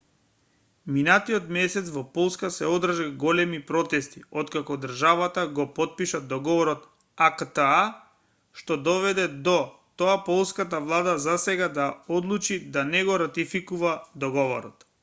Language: Macedonian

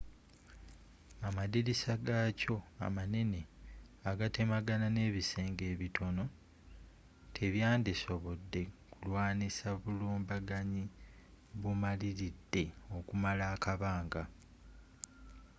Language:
Ganda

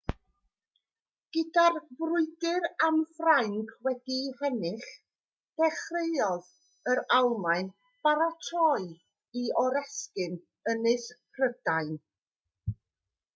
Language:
Welsh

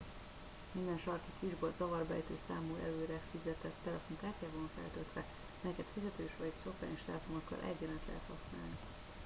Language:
Hungarian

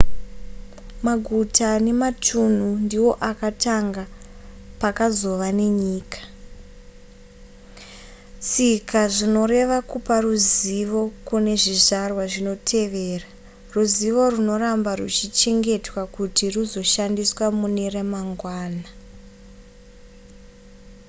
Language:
Shona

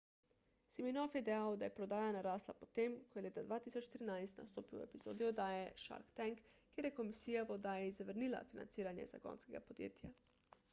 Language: Slovenian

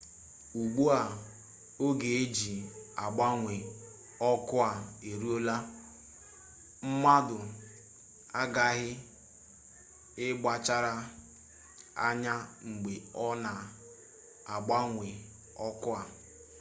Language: Igbo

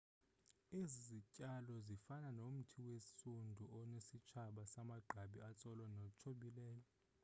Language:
Xhosa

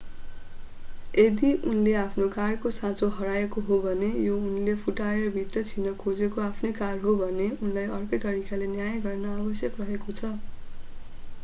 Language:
Nepali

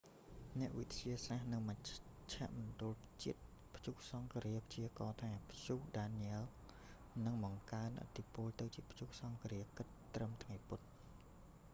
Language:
Khmer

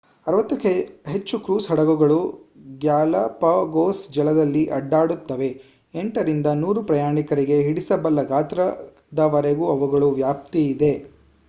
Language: Kannada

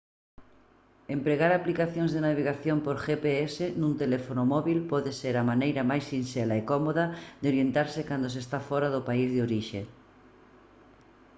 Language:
Galician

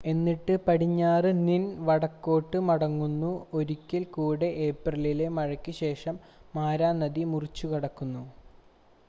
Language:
Malayalam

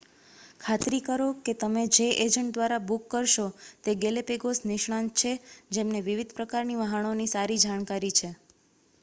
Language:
Gujarati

